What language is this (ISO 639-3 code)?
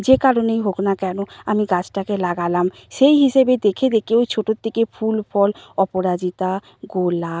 ben